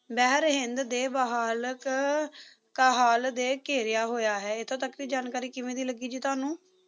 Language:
Punjabi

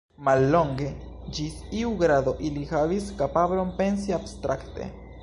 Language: Esperanto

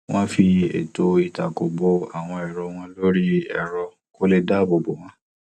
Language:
Yoruba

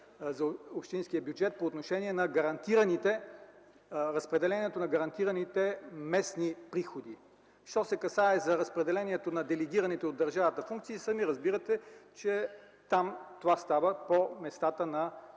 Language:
Bulgarian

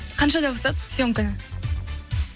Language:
Kazakh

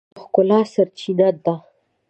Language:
Pashto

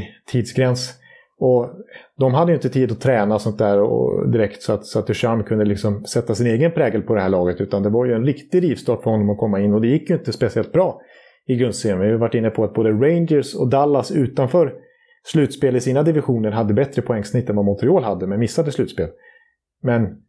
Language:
Swedish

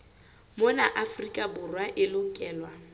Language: Southern Sotho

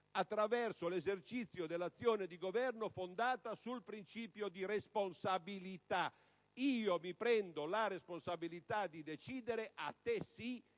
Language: Italian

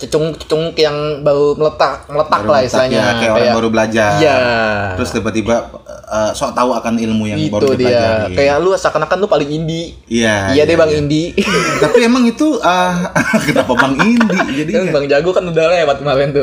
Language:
Indonesian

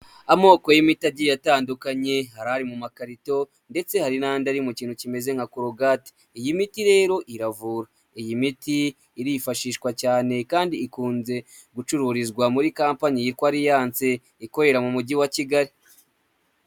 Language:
Kinyarwanda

